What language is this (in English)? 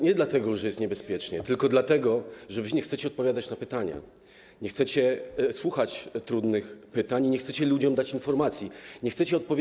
Polish